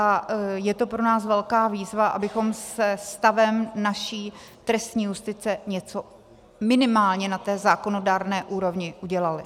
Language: Czech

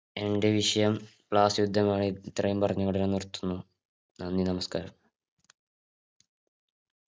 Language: Malayalam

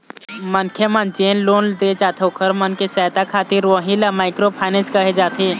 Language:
Chhattisgarhi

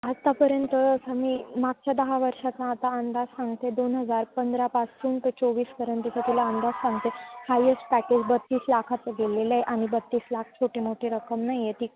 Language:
Marathi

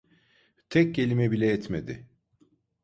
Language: Turkish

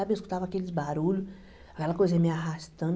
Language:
Portuguese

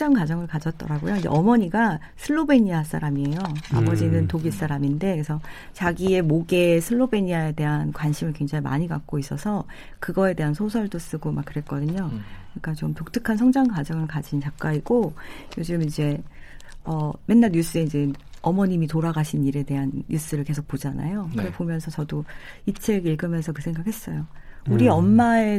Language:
Korean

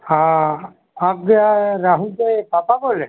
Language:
Hindi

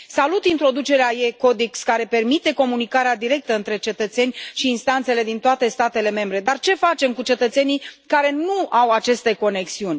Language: Romanian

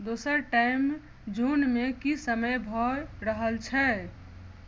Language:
Maithili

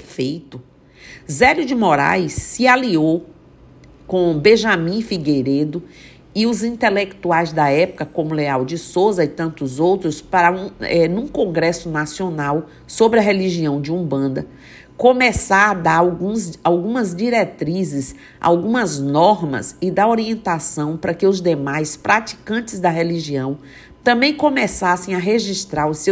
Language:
Portuguese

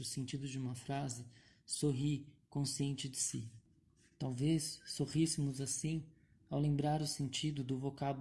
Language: Portuguese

